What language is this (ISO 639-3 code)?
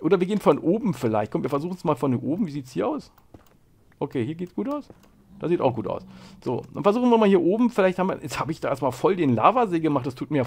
deu